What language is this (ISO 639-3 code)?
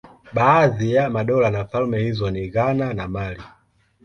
swa